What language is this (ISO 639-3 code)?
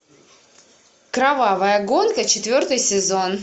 rus